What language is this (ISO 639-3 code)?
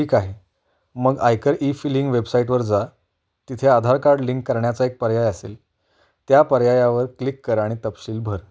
mar